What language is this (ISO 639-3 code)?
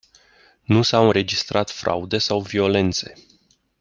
ron